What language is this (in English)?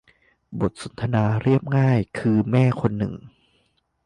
Thai